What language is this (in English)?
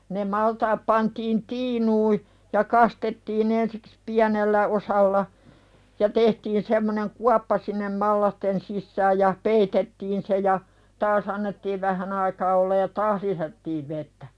Finnish